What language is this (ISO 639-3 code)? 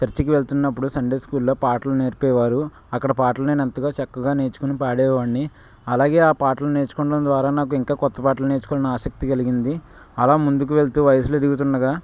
tel